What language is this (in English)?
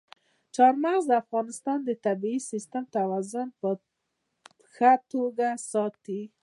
Pashto